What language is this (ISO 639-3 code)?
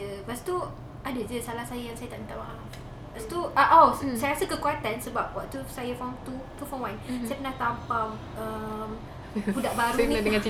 msa